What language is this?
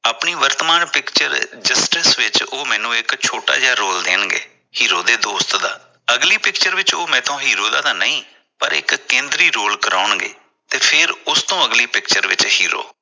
Punjabi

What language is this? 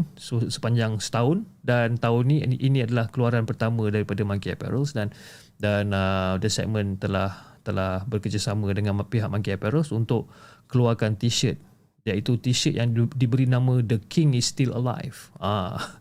Malay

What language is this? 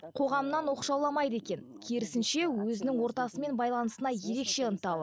Kazakh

